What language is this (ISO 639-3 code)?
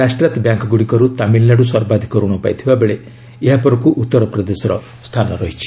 ori